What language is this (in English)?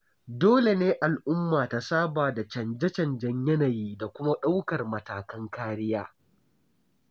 Hausa